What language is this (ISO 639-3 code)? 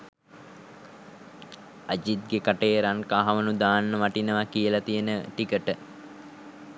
sin